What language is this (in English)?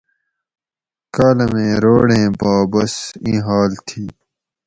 Gawri